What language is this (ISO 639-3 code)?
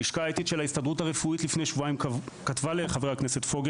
heb